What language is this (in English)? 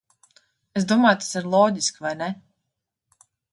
Latvian